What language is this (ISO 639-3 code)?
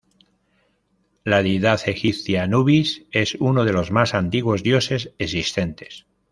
spa